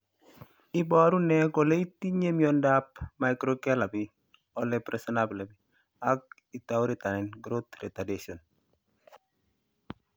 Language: Kalenjin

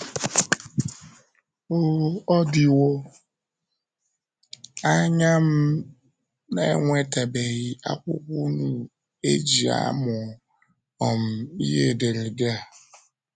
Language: Igbo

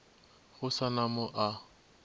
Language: Northern Sotho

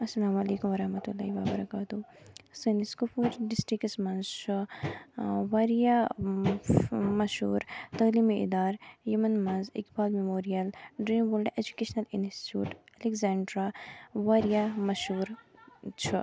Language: Kashmiri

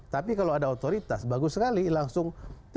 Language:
Indonesian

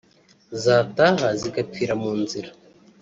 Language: Kinyarwanda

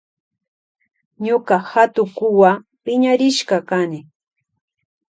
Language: Loja Highland Quichua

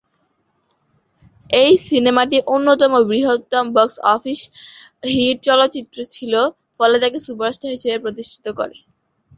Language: Bangla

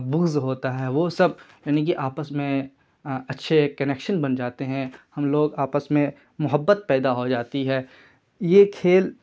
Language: Urdu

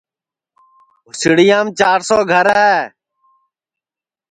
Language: Sansi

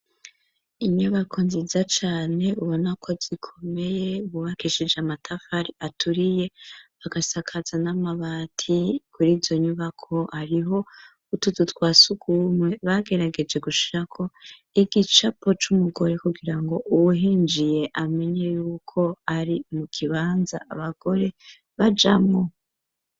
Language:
Rundi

